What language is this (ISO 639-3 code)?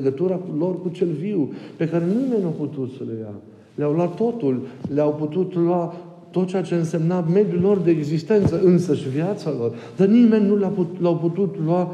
ron